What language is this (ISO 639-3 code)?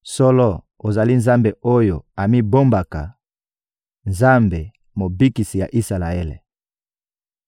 lin